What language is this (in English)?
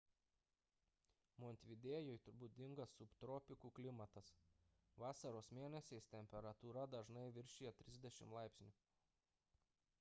Lithuanian